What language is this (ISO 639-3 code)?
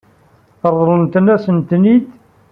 kab